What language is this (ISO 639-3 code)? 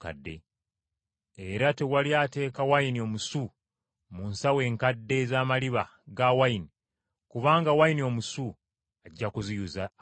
lug